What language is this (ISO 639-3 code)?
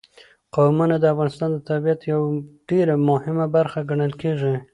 pus